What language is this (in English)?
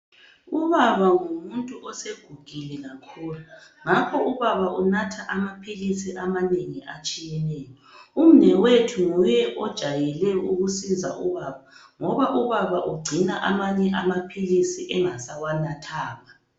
North Ndebele